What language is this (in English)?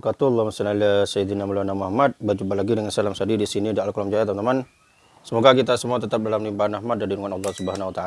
Indonesian